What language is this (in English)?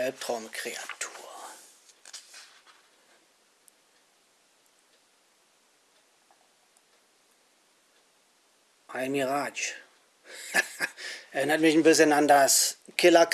German